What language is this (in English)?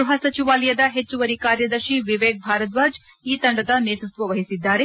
Kannada